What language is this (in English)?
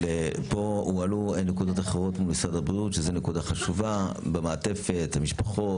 Hebrew